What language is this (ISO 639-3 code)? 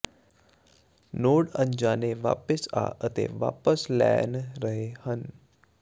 pan